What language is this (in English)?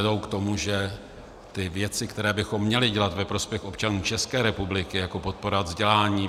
Czech